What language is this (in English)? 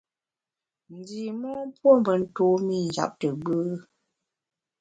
Bamun